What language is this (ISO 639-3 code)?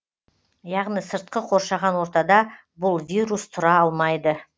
kaz